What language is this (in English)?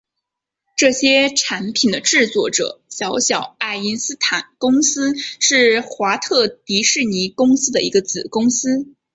Chinese